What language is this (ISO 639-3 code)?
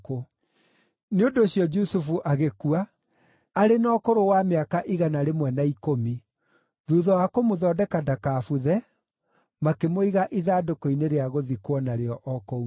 kik